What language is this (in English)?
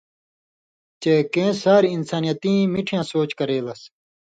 Indus Kohistani